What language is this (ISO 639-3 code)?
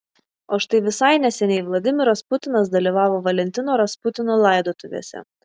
lit